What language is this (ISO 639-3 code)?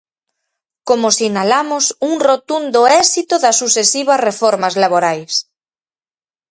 glg